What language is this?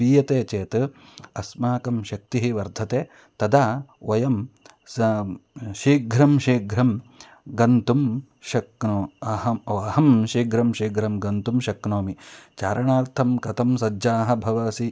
Sanskrit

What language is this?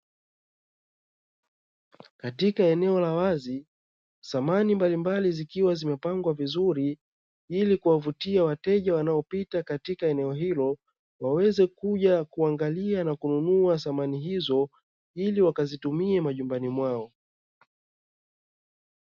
Swahili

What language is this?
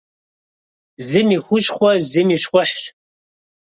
Kabardian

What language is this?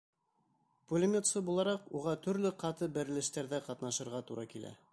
Bashkir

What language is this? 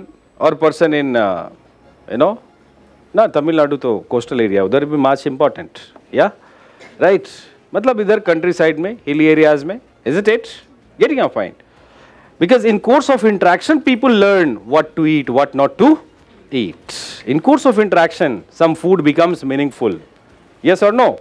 English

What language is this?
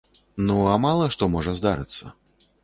Belarusian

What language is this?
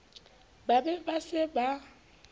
Southern Sotho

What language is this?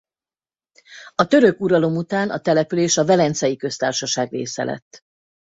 Hungarian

